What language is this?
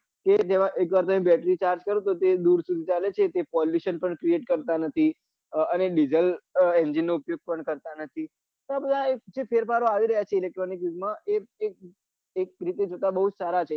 Gujarati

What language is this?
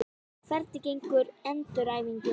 Icelandic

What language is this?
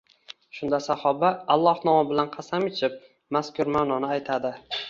Uzbek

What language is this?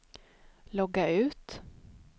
Swedish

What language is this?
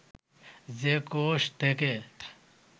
Bangla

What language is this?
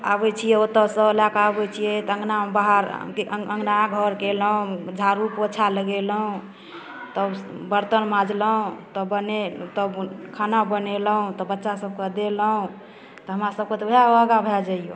Maithili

